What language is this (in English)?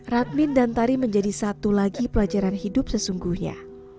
Indonesian